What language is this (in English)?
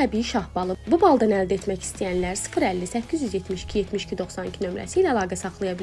Turkish